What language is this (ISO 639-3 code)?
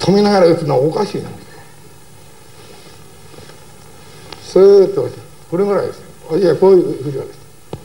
jpn